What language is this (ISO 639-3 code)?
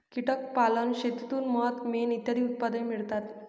mar